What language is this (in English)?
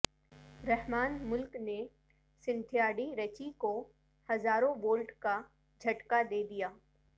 Urdu